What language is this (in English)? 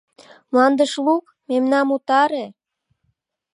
Mari